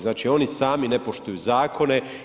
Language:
Croatian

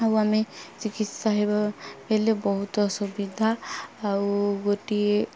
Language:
Odia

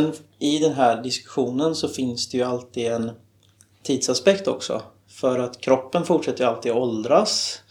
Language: Swedish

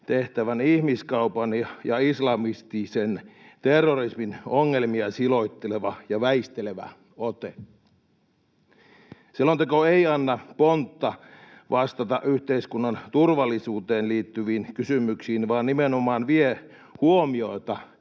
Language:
Finnish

